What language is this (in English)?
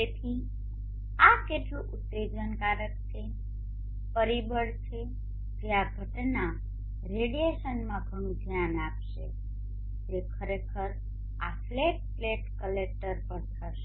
Gujarati